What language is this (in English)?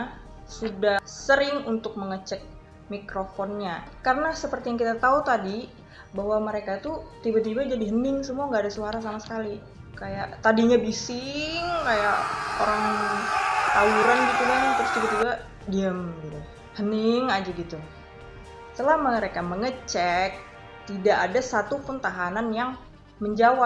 Indonesian